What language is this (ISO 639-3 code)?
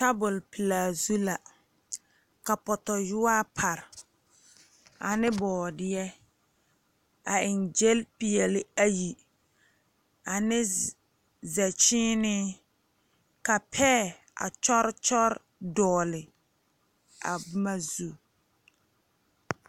dga